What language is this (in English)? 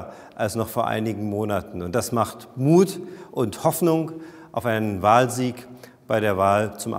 German